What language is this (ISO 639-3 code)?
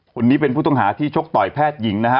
tha